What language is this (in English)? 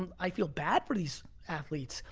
English